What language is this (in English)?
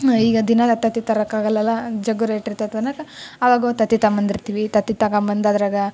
Kannada